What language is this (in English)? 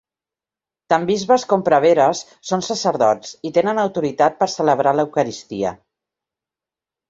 Catalan